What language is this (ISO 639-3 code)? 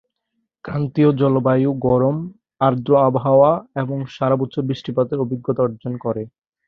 ben